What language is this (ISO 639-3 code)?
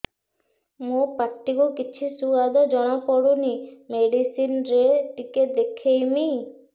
ori